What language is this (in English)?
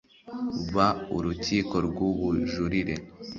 Kinyarwanda